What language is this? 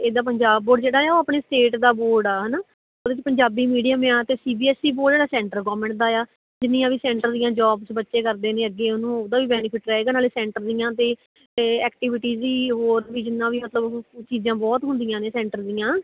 Punjabi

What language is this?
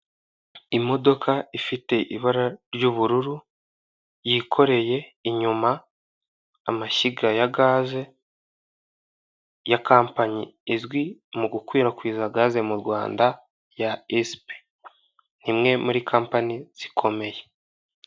Kinyarwanda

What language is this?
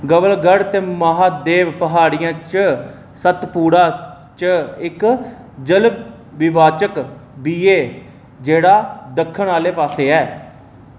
Dogri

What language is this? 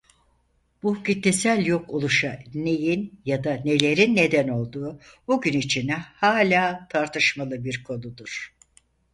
Turkish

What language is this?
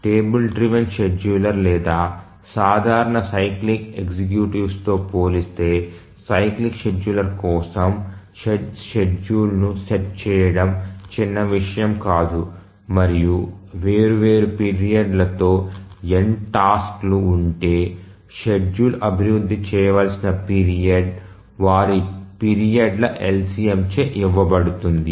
Telugu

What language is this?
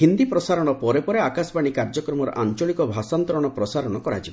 Odia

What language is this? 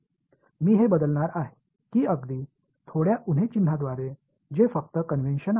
Marathi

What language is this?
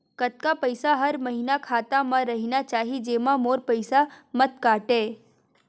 Chhattisgarhi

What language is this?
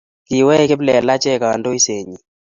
Kalenjin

